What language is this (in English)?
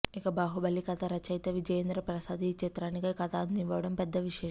Telugu